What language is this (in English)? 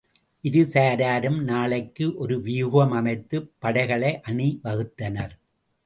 Tamil